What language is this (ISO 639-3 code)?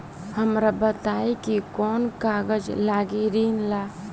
bho